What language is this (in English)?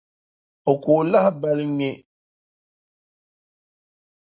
Dagbani